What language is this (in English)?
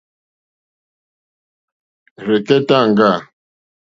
Mokpwe